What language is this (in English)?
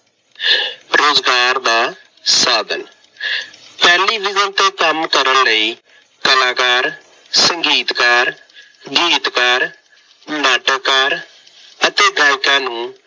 Punjabi